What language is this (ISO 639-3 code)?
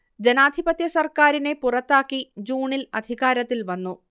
mal